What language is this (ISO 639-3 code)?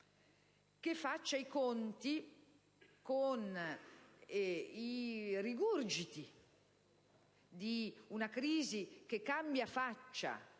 ita